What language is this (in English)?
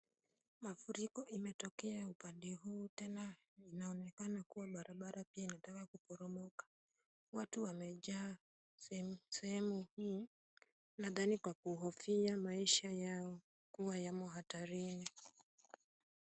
Swahili